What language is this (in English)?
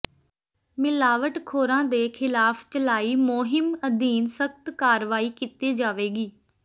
Punjabi